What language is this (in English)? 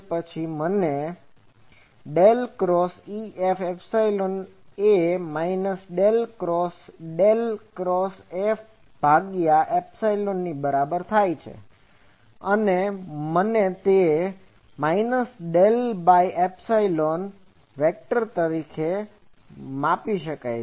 Gujarati